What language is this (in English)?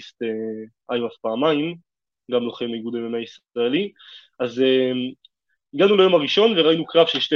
Hebrew